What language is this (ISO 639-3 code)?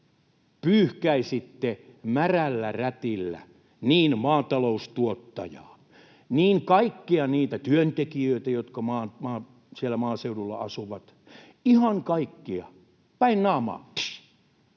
fin